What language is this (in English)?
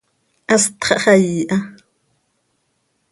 Seri